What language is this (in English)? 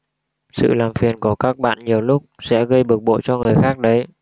Vietnamese